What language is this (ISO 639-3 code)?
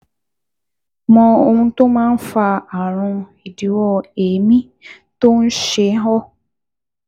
yor